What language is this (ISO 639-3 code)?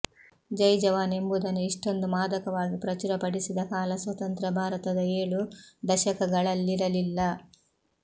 kan